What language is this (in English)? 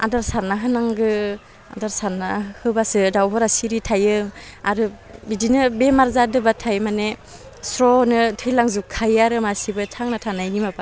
Bodo